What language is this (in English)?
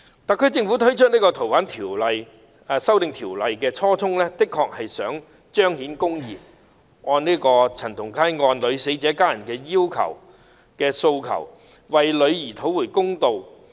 Cantonese